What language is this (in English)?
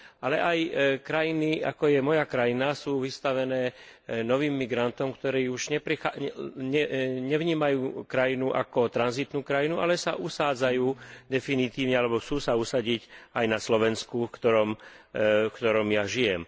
Slovak